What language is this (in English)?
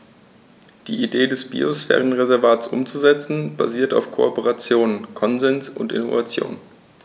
German